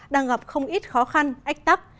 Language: Vietnamese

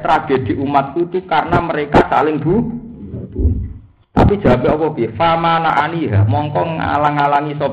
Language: Indonesian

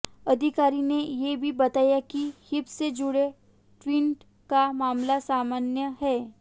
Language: Hindi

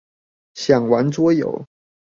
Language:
Chinese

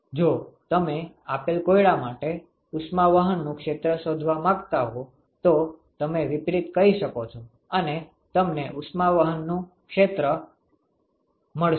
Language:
Gujarati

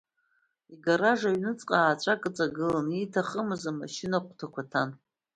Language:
Abkhazian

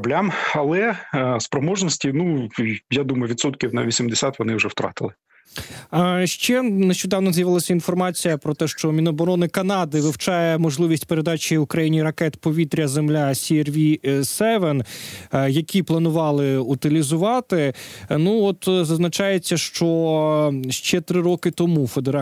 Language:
Ukrainian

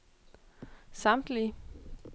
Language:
Danish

